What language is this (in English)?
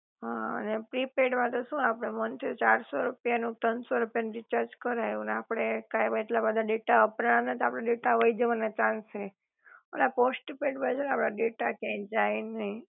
Gujarati